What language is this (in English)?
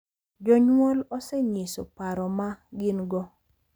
Luo (Kenya and Tanzania)